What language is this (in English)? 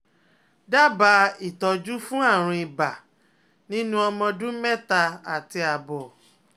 Yoruba